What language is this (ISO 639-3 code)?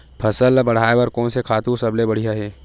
hne